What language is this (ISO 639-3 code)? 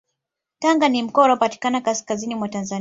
swa